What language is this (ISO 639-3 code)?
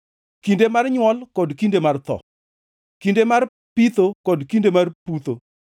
luo